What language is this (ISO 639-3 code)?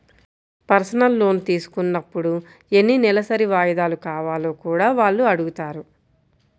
tel